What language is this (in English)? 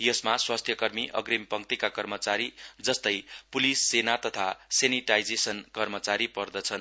Nepali